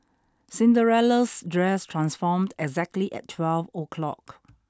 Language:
English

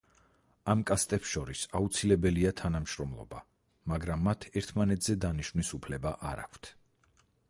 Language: Georgian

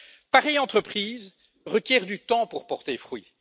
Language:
French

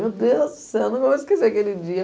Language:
Portuguese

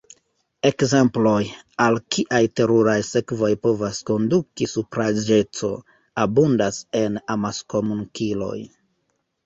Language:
Esperanto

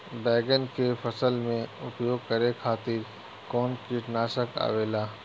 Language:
Bhojpuri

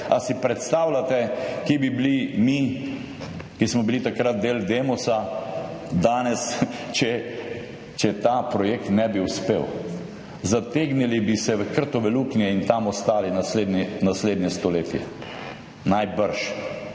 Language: Slovenian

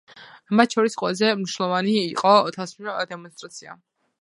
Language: Georgian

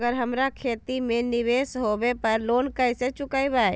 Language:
Magahi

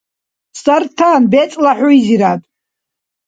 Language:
Dargwa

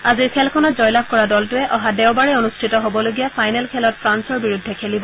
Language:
Assamese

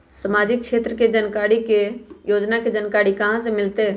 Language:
Magahi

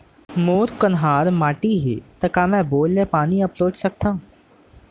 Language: Chhattisgarhi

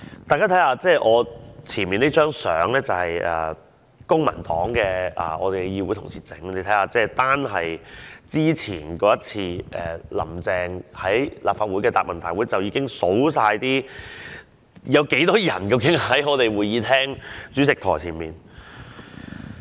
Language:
Cantonese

